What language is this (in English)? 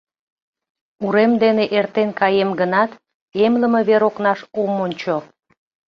Mari